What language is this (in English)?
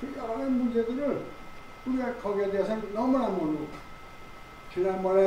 Korean